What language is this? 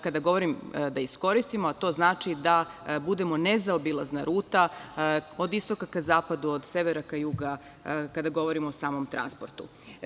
Serbian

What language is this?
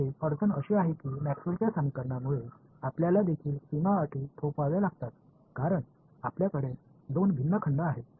Marathi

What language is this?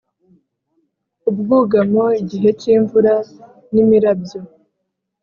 Kinyarwanda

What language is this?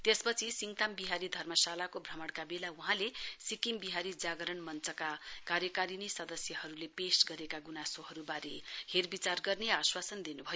Nepali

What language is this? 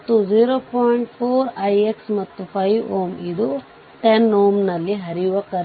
Kannada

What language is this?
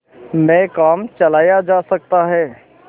Hindi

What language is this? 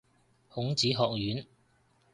Cantonese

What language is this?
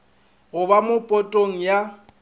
Northern Sotho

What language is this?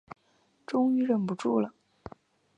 Chinese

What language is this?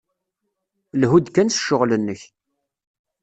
Kabyle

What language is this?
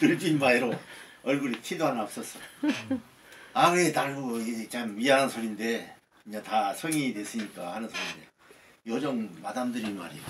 Korean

